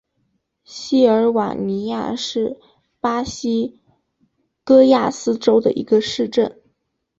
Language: Chinese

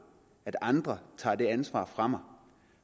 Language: Danish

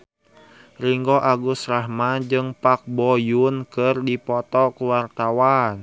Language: Sundanese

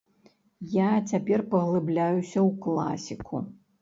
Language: Belarusian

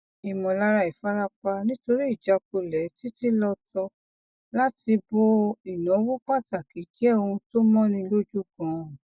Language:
Yoruba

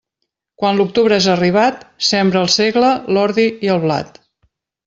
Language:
Catalan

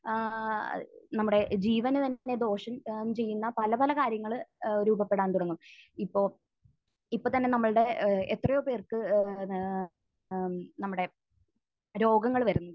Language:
Malayalam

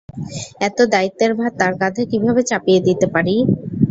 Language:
Bangla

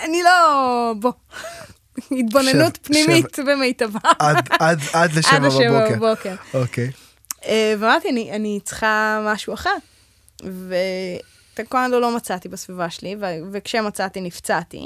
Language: Hebrew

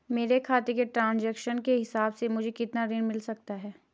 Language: Hindi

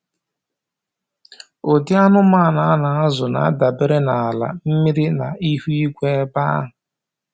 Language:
Igbo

